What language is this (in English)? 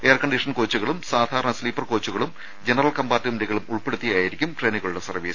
Malayalam